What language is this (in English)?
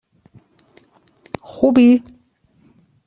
Persian